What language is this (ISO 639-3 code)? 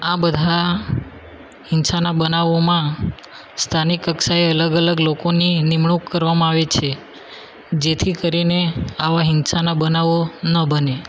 guj